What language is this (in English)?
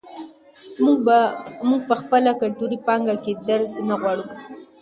Pashto